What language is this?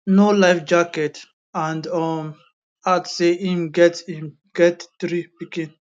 Nigerian Pidgin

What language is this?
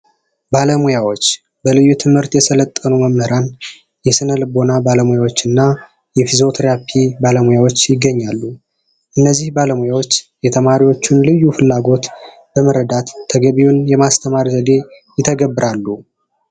Amharic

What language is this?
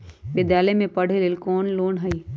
Magahi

